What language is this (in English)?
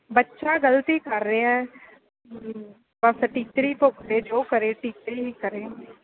Punjabi